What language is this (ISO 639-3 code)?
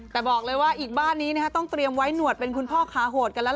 tha